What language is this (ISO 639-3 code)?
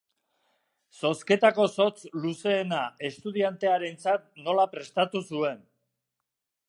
eus